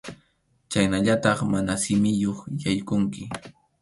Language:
Arequipa-La Unión Quechua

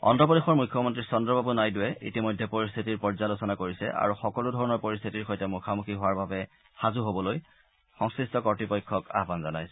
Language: Assamese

